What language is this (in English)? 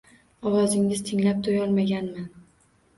Uzbek